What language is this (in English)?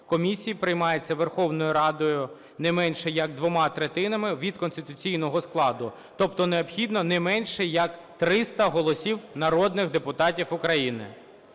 Ukrainian